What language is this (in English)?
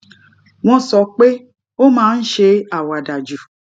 Yoruba